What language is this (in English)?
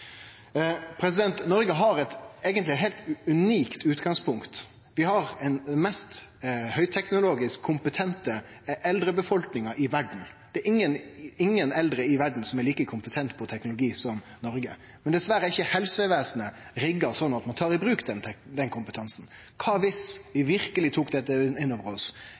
Norwegian Nynorsk